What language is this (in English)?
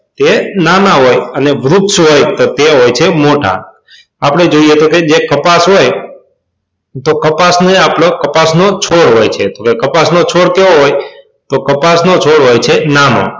Gujarati